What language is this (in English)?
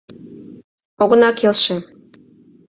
Mari